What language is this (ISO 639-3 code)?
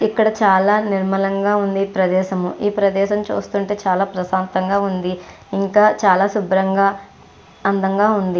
tel